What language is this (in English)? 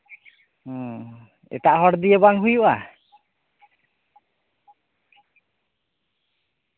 Santali